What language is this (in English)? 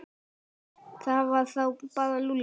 Icelandic